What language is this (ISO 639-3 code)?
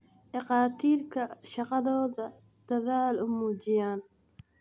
som